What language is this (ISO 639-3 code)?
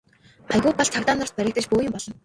mon